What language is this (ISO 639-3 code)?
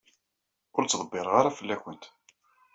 kab